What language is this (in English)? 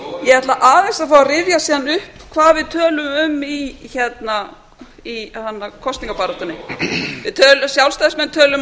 Icelandic